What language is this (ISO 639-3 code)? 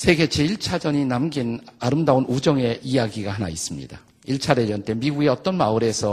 kor